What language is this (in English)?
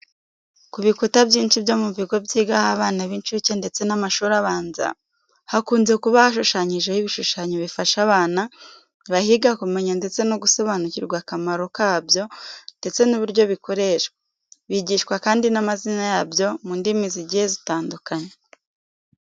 Kinyarwanda